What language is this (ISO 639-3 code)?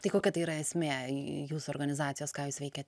lit